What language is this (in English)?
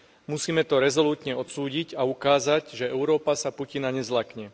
Slovak